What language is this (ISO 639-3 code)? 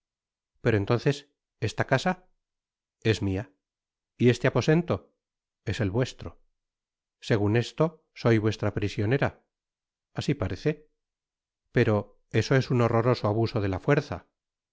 spa